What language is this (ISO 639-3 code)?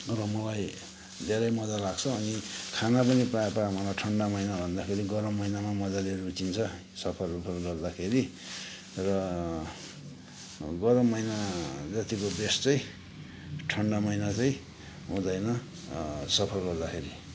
nep